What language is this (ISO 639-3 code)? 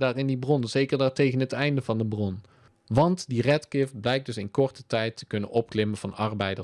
nld